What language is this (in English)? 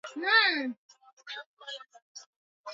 Swahili